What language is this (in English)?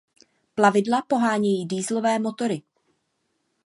Czech